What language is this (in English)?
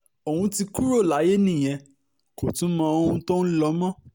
Yoruba